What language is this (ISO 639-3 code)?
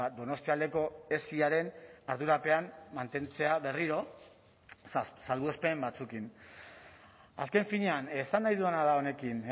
eus